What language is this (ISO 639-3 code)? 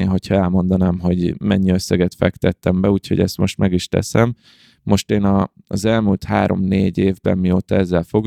hun